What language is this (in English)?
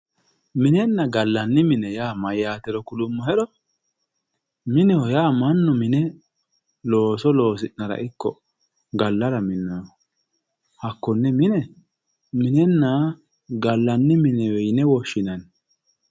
Sidamo